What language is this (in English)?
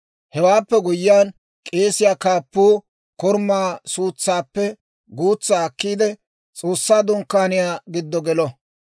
Dawro